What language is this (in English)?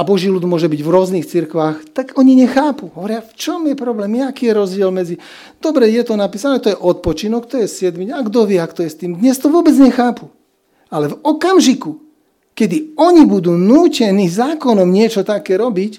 Slovak